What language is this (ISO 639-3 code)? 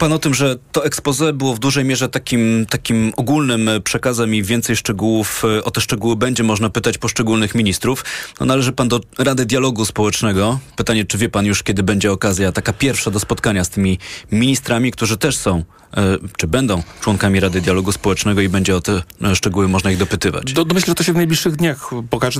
pol